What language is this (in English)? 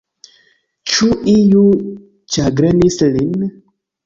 Esperanto